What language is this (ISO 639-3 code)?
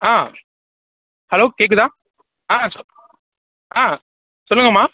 tam